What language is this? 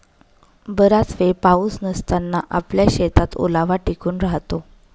Marathi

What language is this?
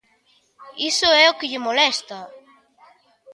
Galician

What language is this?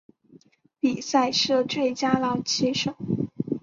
Chinese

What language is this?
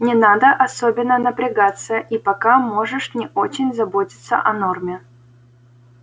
Russian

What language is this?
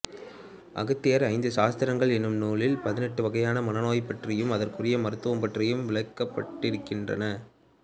Tamil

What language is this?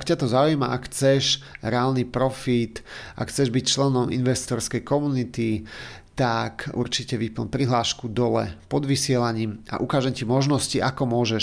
Slovak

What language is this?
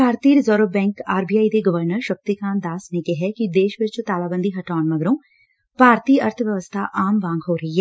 Punjabi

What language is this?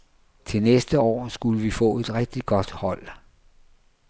Danish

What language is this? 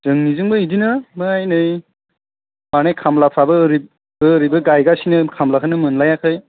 Bodo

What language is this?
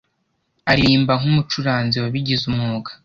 Kinyarwanda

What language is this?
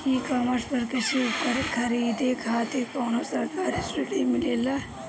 Bhojpuri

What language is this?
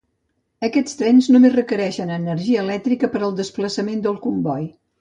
Catalan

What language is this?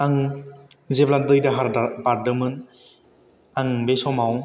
Bodo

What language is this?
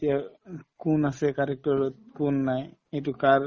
Assamese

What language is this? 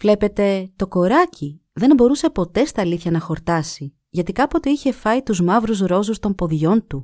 Greek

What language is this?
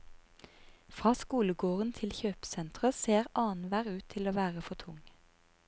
Norwegian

